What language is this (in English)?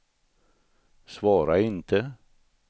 Swedish